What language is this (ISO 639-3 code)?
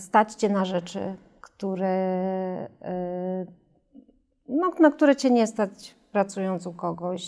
pol